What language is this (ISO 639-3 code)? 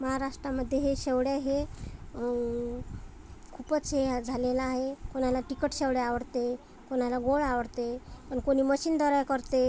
mar